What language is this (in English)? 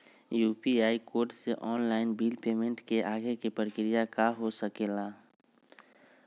Magahi